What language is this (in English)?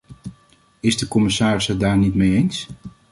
Dutch